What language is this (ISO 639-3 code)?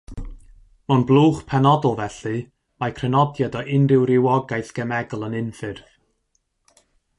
cym